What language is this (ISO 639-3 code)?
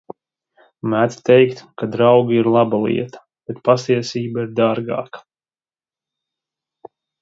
lav